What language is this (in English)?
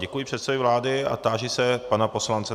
Czech